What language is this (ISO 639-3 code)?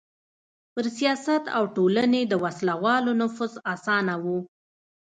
pus